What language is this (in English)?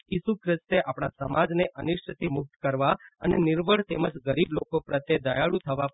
Gujarati